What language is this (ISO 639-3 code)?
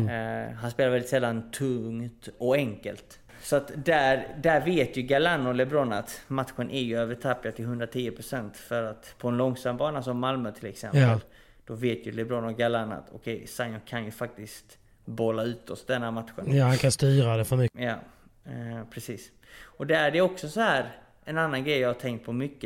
swe